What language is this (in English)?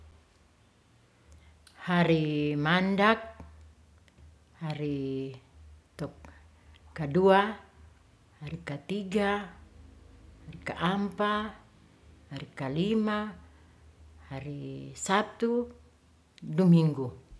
Ratahan